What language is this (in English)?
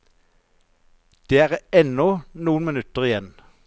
Norwegian